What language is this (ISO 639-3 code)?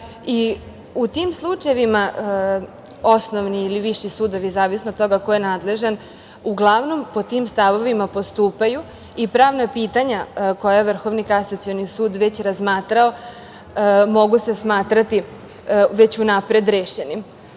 srp